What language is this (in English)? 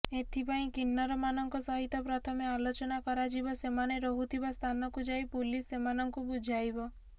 Odia